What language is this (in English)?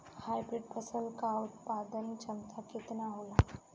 Bhojpuri